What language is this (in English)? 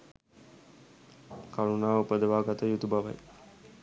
Sinhala